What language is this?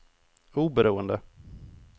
Swedish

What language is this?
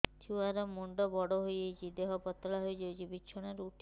Odia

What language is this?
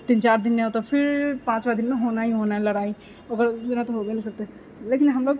Maithili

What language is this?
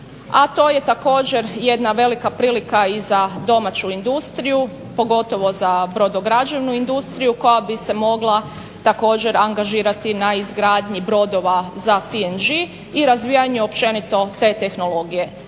Croatian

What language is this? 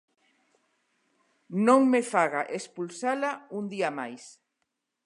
Galician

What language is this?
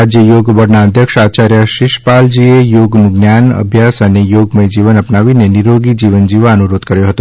Gujarati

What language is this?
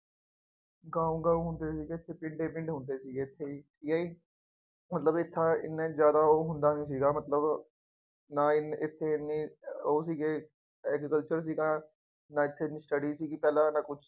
Punjabi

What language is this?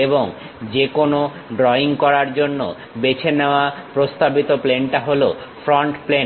Bangla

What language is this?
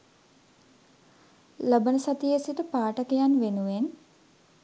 Sinhala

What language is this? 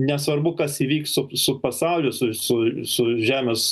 Lithuanian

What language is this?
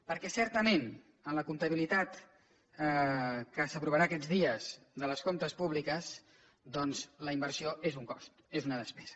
Catalan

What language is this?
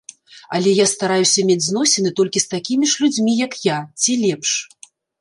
Belarusian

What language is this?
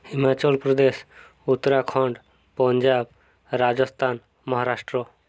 Odia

